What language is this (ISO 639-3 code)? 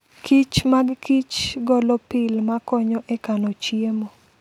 luo